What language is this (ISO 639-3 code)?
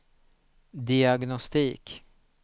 swe